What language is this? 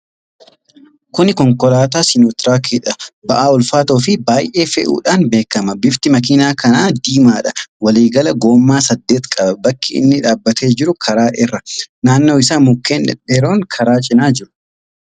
Oromo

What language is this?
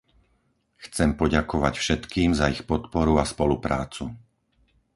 Slovak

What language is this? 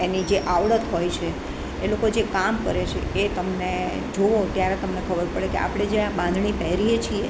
Gujarati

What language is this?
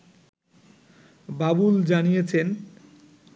Bangla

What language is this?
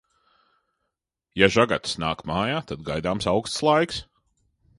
Latvian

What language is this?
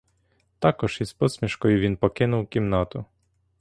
Ukrainian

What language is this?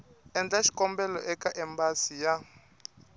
Tsonga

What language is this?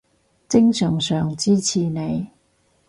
Cantonese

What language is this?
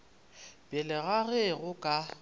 Northern Sotho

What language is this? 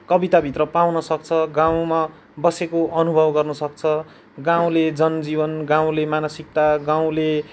Nepali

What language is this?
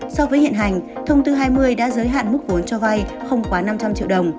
Vietnamese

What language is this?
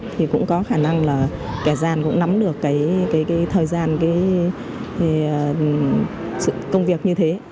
Vietnamese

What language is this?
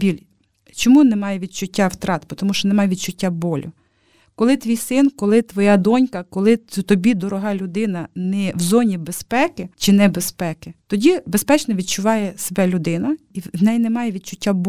Ukrainian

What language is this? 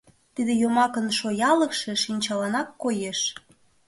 Mari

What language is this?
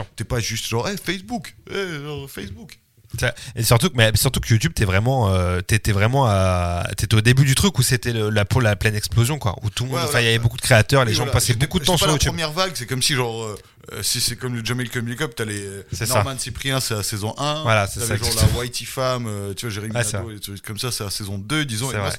French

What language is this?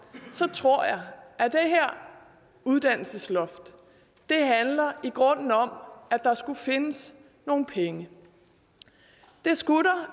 Danish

